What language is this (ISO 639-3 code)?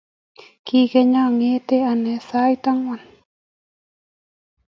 kln